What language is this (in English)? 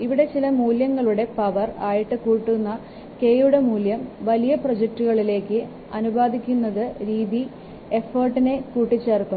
Malayalam